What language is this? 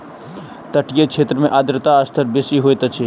Maithili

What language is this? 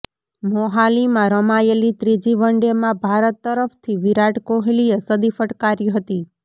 Gujarati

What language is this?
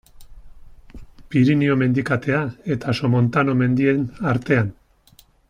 Basque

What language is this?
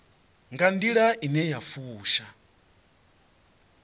Venda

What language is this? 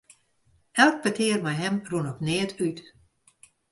Western Frisian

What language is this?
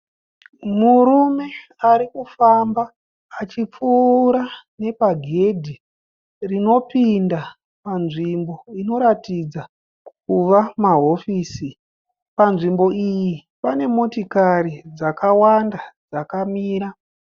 Shona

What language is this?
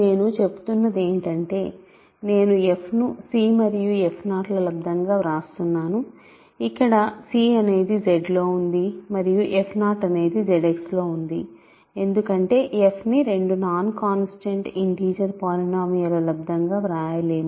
Telugu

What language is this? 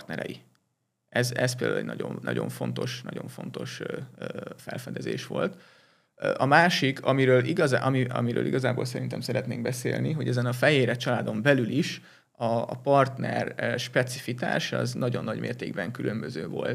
Hungarian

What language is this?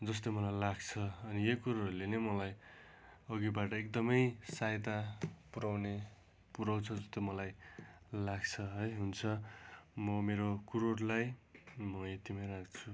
Nepali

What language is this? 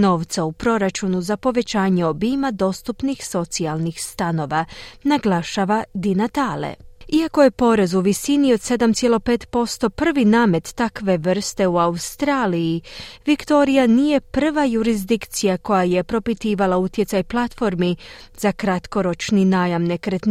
Croatian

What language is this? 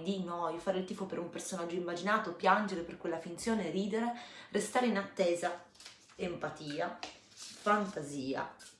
Italian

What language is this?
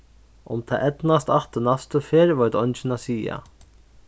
Faroese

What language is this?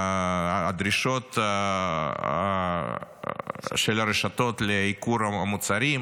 Hebrew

